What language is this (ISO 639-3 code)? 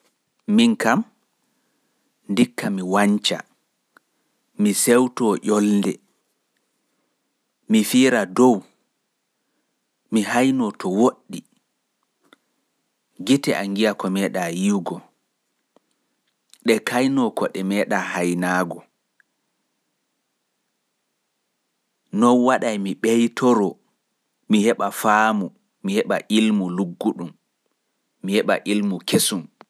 ful